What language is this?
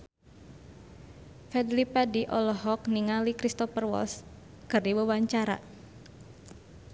Sundanese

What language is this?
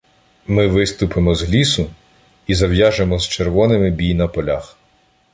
Ukrainian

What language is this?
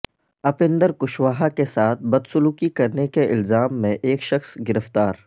Urdu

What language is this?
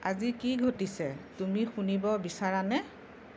Assamese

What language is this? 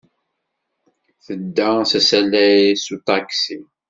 Kabyle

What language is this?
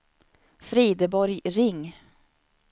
Swedish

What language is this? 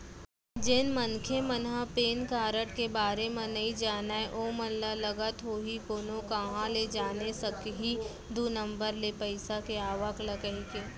Chhattisgarhi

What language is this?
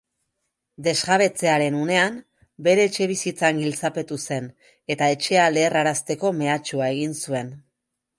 Basque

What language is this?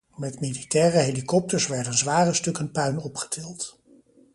Dutch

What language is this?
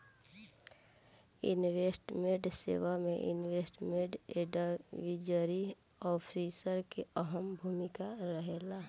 Bhojpuri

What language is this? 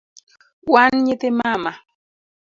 Luo (Kenya and Tanzania)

